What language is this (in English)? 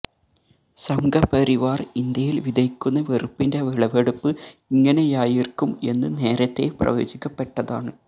Malayalam